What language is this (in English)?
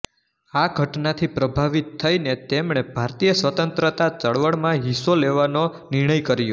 Gujarati